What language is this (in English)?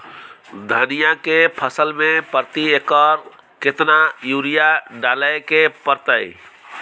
Maithili